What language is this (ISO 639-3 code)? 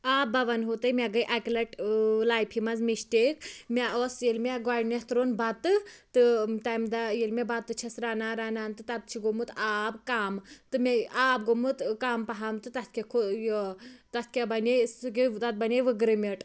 kas